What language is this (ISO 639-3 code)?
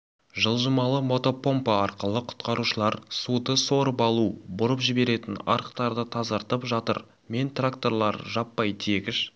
kaz